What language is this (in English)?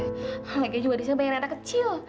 Indonesian